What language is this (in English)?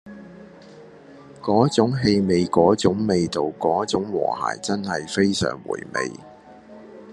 Cantonese